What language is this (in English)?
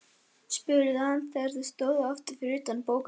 Icelandic